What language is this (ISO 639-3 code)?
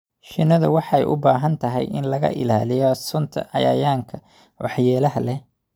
som